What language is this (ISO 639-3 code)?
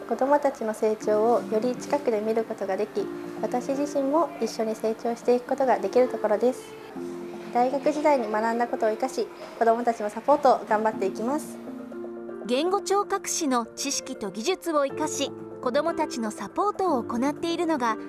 jpn